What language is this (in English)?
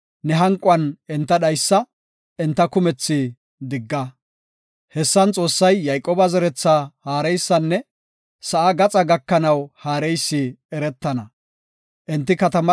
Gofa